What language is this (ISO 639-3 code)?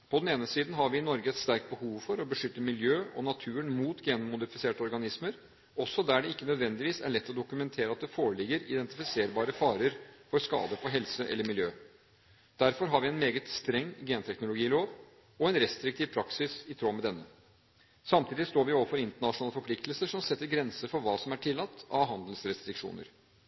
nob